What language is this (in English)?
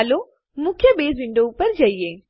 Gujarati